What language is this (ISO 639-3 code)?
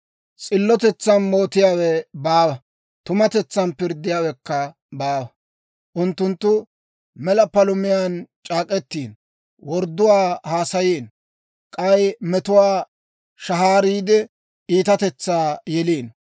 dwr